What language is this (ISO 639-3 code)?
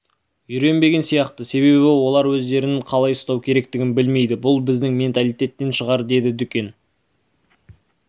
kaz